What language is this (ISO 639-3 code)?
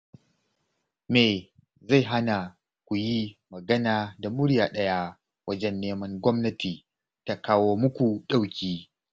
hau